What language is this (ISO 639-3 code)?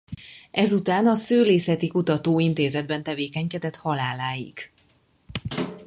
hun